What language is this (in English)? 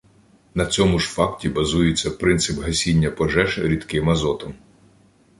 Ukrainian